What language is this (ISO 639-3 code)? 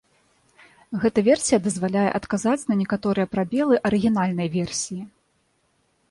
bel